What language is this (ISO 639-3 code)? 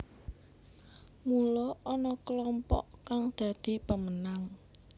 jav